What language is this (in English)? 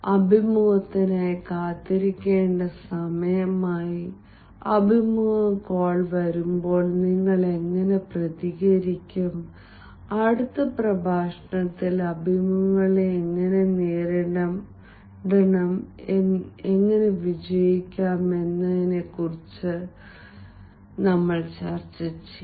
Malayalam